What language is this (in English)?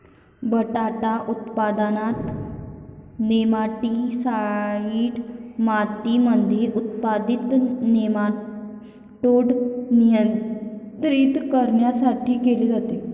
Marathi